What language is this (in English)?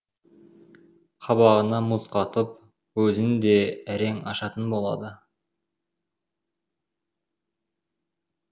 Kazakh